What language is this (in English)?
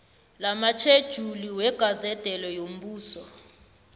South Ndebele